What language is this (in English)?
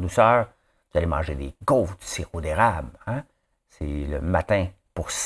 French